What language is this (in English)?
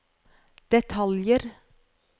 Norwegian